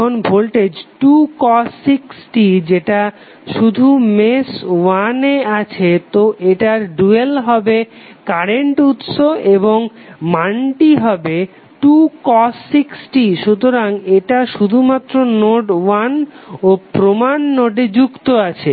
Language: Bangla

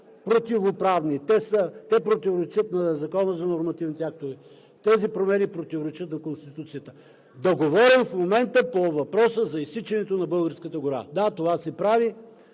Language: Bulgarian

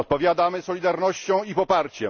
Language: Polish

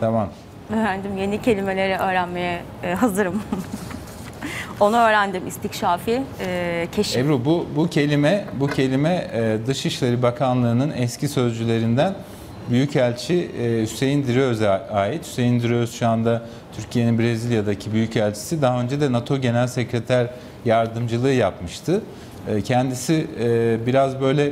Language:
Turkish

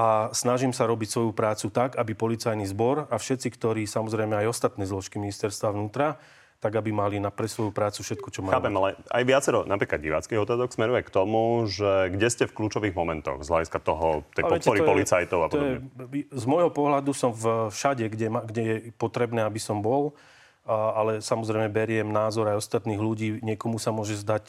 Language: Slovak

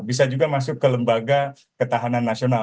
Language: Indonesian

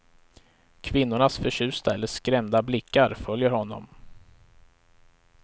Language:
Swedish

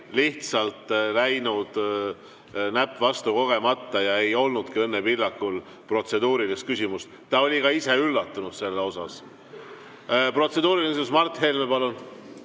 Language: Estonian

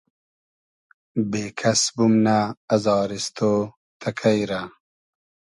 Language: Hazaragi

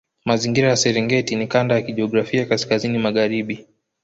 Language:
Swahili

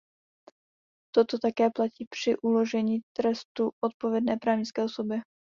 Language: Czech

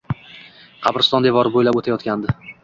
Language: Uzbek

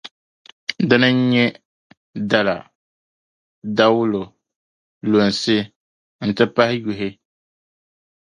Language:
Dagbani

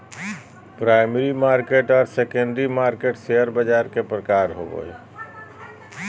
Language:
Magahi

